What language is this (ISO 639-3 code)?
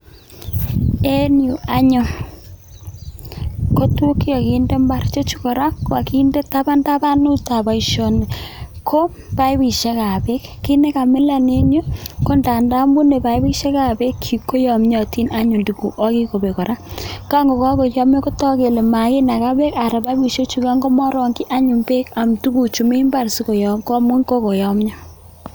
kln